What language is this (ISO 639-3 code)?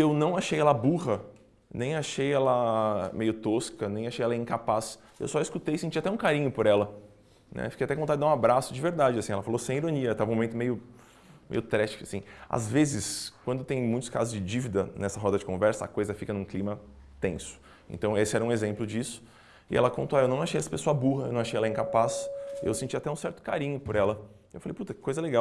por